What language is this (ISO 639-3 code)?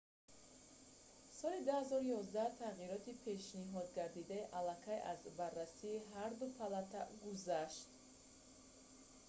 tgk